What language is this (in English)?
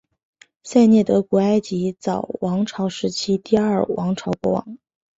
Chinese